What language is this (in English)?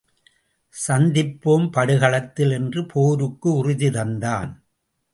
Tamil